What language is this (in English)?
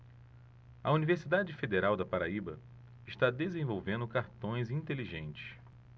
Portuguese